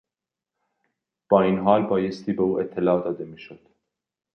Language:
Persian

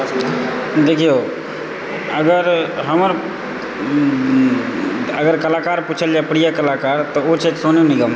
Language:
Maithili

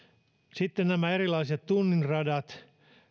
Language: Finnish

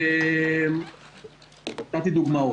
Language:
Hebrew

